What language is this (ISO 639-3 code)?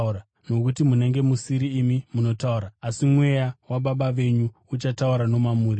sna